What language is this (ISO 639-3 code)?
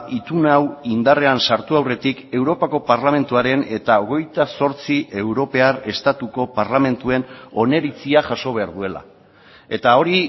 eus